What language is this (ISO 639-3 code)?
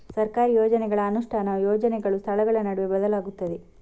kan